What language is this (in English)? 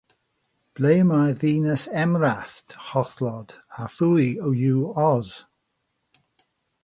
Welsh